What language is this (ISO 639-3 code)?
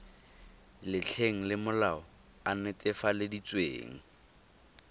tsn